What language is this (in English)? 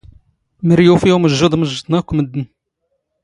Standard Moroccan Tamazight